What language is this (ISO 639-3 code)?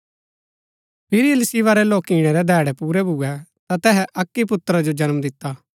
gbk